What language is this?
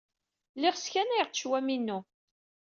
Kabyle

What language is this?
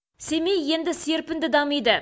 Kazakh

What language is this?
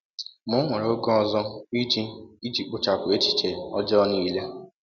Igbo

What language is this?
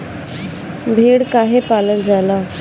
Bhojpuri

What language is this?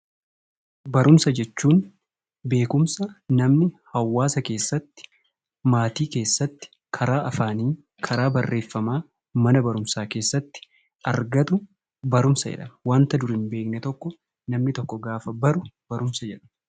Oromo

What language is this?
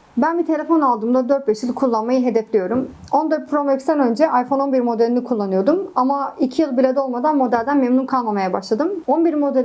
Turkish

